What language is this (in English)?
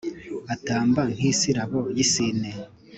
Kinyarwanda